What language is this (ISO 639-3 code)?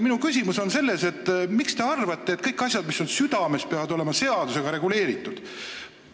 est